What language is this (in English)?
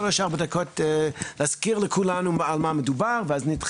Hebrew